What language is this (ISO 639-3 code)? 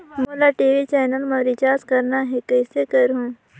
hne